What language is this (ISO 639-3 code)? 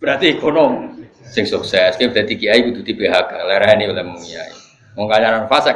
ind